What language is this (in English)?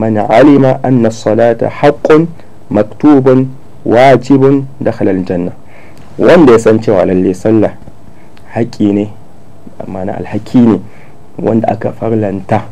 Arabic